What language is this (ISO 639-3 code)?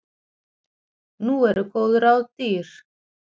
isl